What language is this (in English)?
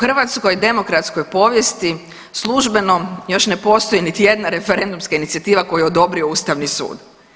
Croatian